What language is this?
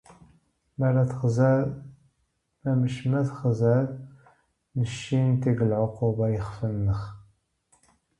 Dutch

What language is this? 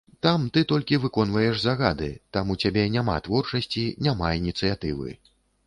Belarusian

